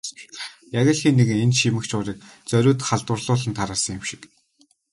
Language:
Mongolian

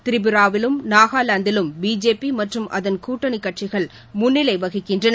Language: Tamil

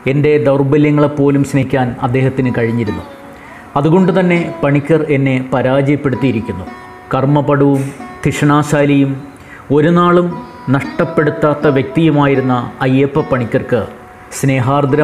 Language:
Malayalam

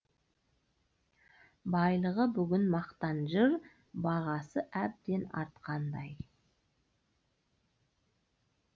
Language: Kazakh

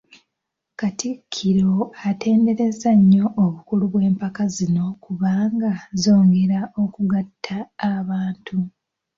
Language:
Ganda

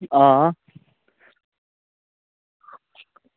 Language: Dogri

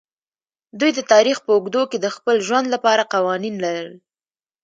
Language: Pashto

